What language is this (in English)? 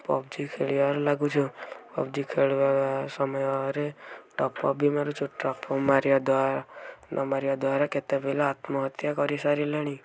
Odia